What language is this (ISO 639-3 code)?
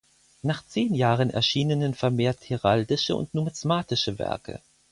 deu